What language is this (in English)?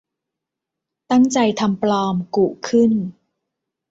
Thai